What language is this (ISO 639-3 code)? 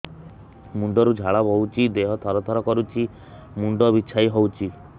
ori